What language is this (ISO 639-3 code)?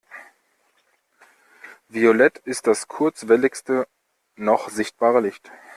deu